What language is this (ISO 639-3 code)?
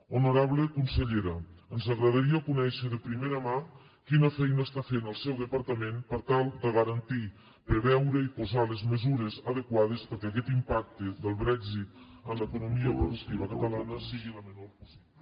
cat